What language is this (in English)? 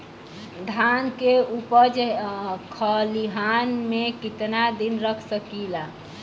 Bhojpuri